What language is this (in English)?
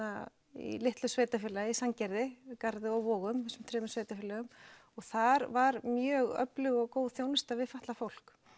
Icelandic